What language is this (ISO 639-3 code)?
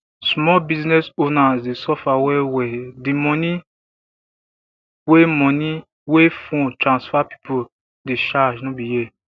pcm